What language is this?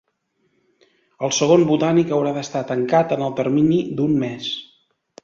Catalan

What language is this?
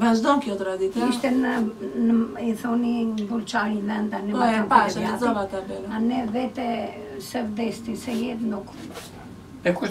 Romanian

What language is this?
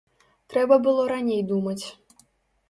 Belarusian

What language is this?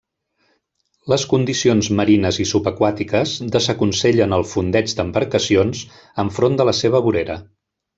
Catalan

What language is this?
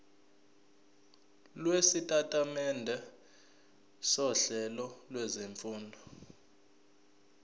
Zulu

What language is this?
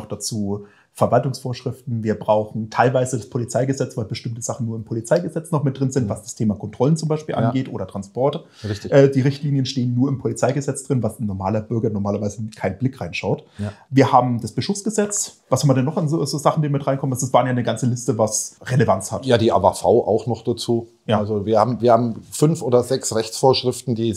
German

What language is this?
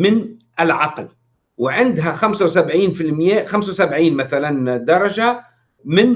Arabic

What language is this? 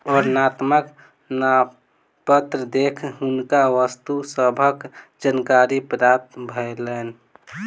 Maithili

